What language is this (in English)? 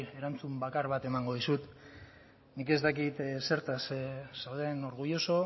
Basque